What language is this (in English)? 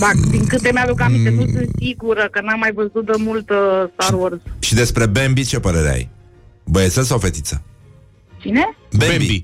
Romanian